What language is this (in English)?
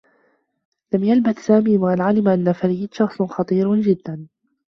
Arabic